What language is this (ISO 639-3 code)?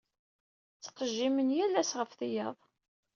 kab